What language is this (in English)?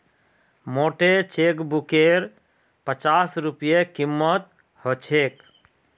Magahi